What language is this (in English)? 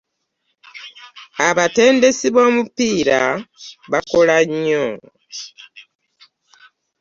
Ganda